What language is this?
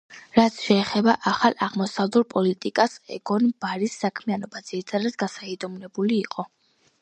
Georgian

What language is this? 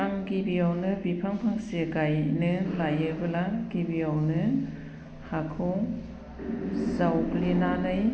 Bodo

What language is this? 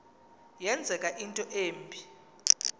Xhosa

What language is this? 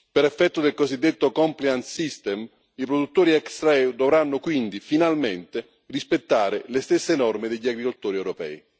Italian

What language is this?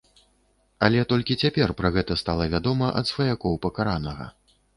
Belarusian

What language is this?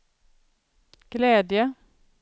Swedish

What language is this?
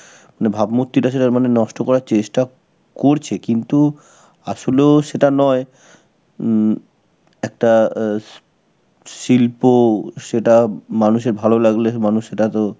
Bangla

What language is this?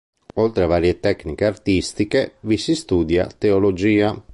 Italian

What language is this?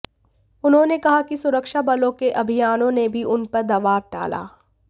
Hindi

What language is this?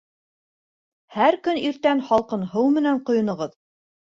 Bashkir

